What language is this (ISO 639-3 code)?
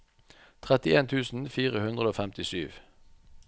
nor